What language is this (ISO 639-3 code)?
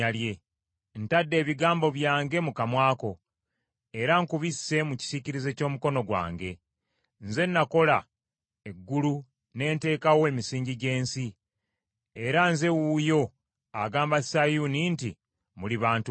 lug